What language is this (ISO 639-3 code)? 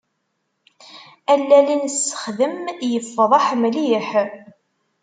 kab